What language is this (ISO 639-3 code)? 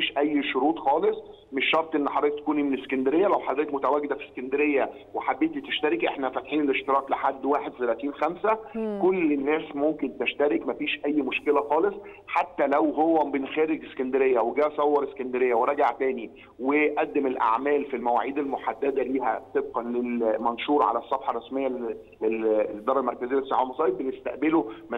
ara